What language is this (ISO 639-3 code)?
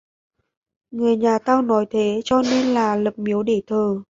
vie